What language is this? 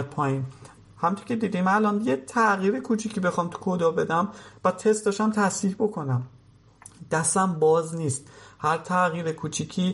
Persian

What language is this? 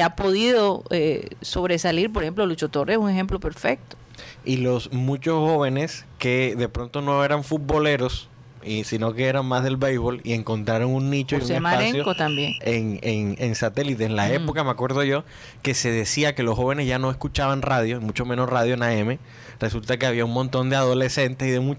Spanish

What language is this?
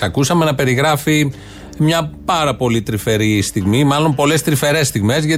Greek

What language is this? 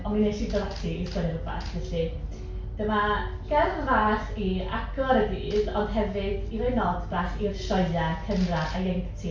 Welsh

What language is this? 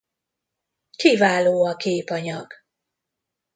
Hungarian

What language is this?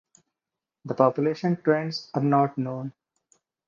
English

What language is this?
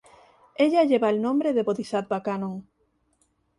Spanish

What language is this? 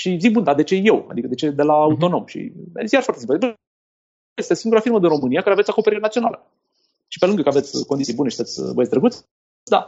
Romanian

